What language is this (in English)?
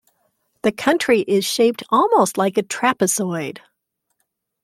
English